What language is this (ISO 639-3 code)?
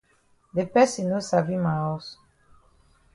wes